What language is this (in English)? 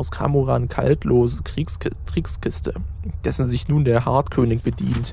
German